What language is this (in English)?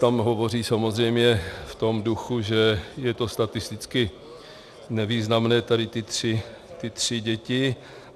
Czech